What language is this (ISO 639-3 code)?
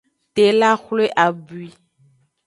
ajg